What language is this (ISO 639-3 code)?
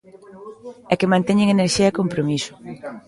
glg